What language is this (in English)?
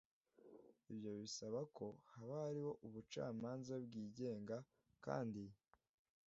Kinyarwanda